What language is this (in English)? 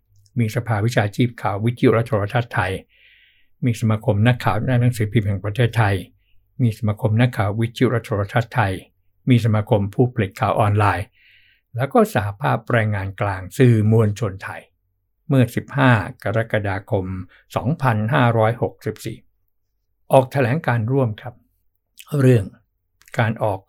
Thai